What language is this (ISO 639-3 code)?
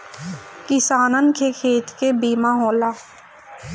bho